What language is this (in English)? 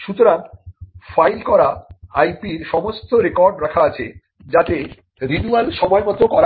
Bangla